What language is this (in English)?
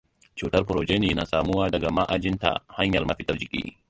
Hausa